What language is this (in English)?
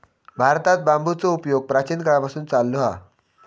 Marathi